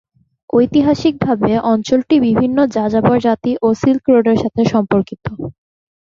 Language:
Bangla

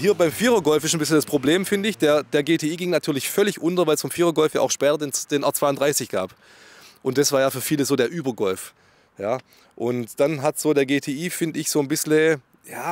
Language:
German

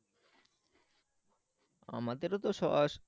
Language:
Bangla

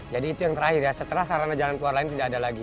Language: Indonesian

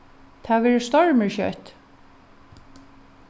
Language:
Faroese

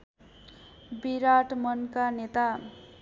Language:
Nepali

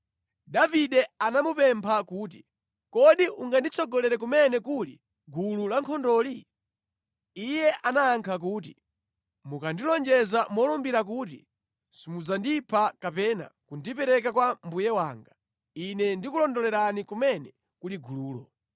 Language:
Nyanja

